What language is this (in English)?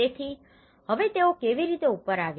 Gujarati